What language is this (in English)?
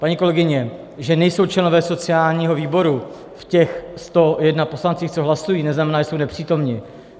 Czech